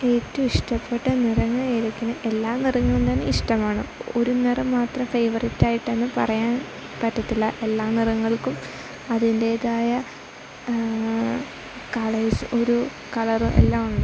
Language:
Malayalam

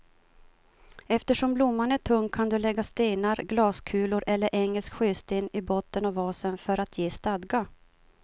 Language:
Swedish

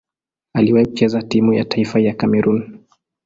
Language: Swahili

